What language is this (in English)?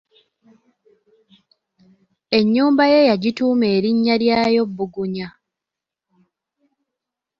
Ganda